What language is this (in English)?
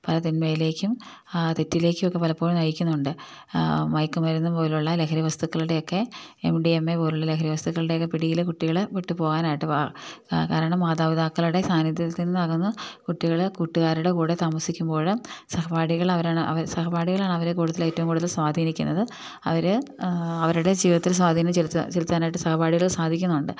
Malayalam